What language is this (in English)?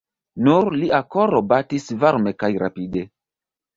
Esperanto